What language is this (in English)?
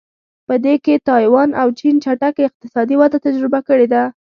Pashto